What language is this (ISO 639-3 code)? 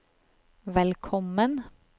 nor